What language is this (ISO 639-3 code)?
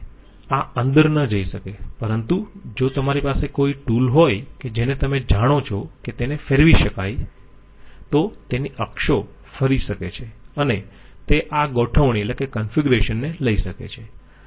guj